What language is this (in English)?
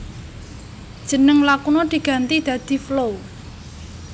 Javanese